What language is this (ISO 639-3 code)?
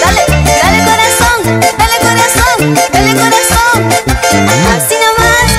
kor